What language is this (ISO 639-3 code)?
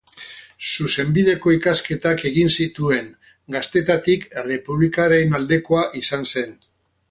eus